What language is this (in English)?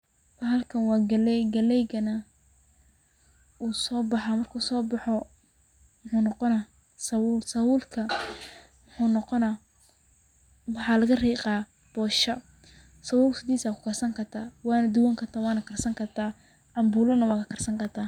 Somali